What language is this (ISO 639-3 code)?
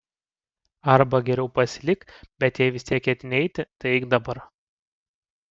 lit